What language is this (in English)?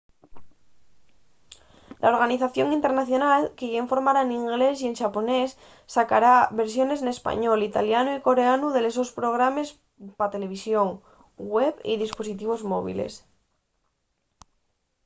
Asturian